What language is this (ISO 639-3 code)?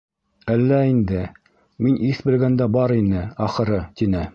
bak